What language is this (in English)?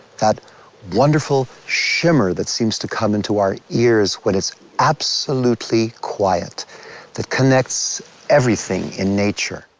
English